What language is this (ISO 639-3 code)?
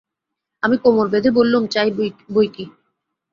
ben